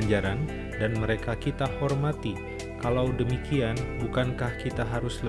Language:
Indonesian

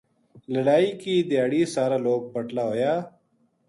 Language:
Gujari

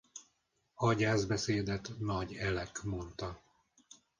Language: Hungarian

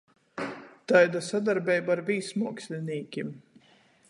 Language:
Latgalian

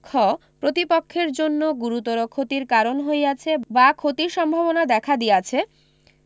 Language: Bangla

